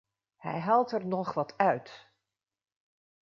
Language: Dutch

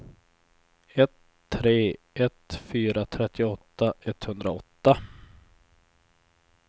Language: Swedish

